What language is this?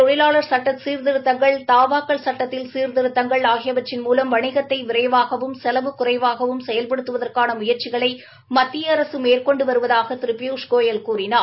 Tamil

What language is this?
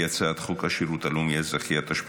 Hebrew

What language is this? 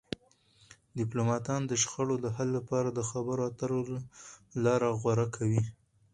Pashto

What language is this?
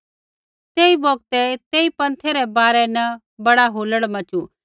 Kullu Pahari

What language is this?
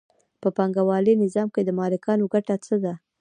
Pashto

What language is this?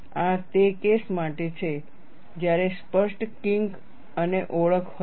Gujarati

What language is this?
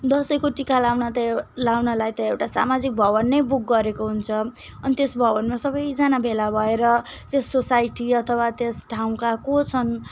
Nepali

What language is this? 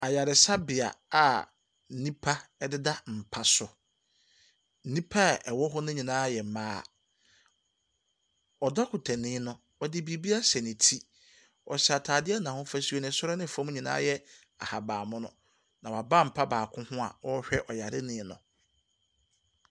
Akan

